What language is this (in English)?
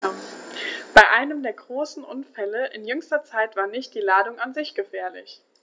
German